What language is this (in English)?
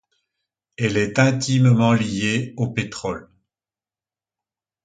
French